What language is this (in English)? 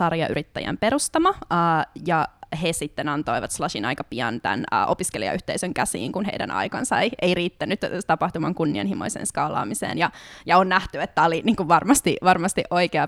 Finnish